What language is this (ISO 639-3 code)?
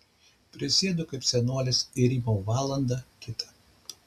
lit